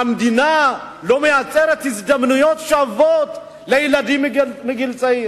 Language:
Hebrew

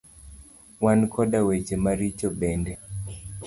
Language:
Luo (Kenya and Tanzania)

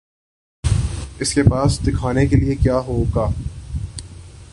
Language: Urdu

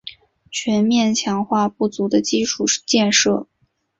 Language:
Chinese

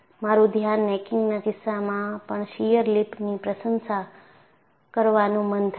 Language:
Gujarati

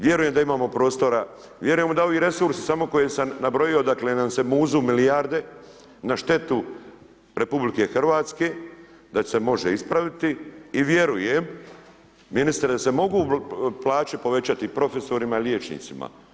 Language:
Croatian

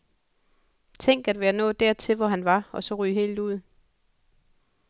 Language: Danish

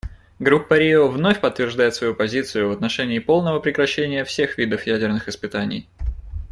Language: Russian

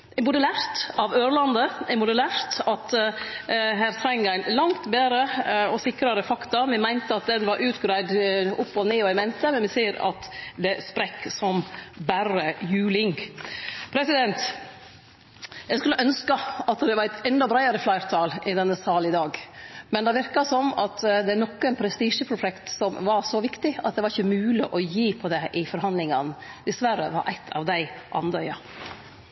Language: Norwegian Nynorsk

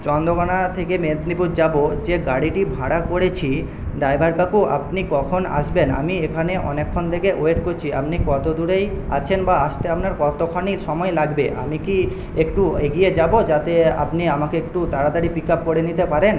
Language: Bangla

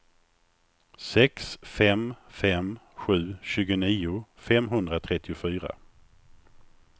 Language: Swedish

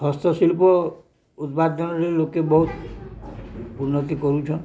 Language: Odia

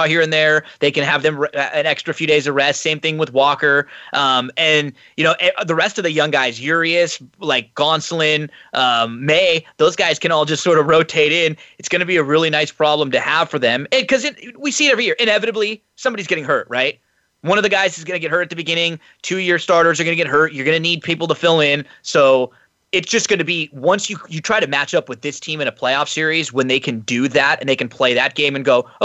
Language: English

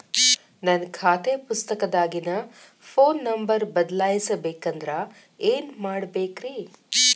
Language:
Kannada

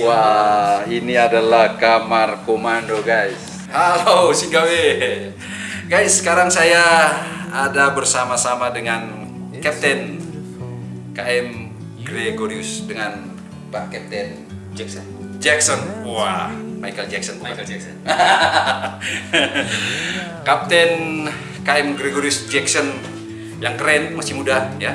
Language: Indonesian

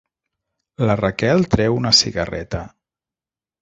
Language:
Catalan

